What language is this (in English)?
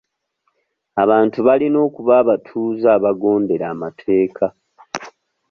Ganda